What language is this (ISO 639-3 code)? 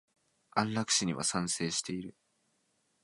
jpn